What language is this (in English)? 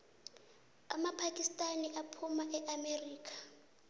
South Ndebele